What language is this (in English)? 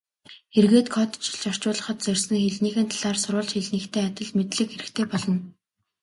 Mongolian